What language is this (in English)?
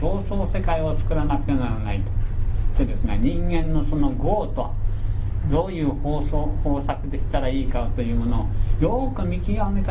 Japanese